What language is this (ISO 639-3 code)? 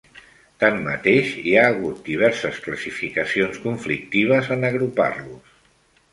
cat